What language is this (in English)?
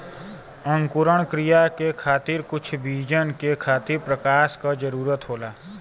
Bhojpuri